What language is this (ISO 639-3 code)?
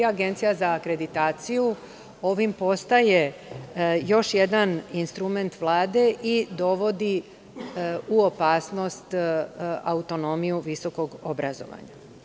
srp